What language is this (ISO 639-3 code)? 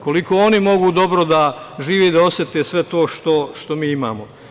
srp